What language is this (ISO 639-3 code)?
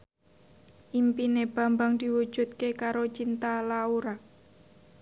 jav